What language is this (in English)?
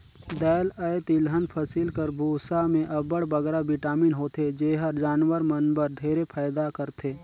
Chhattisgarhi